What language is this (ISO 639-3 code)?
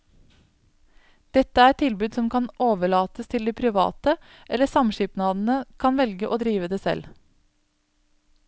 nor